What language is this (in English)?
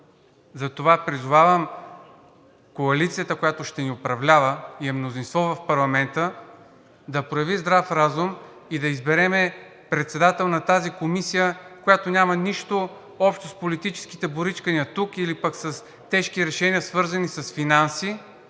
Bulgarian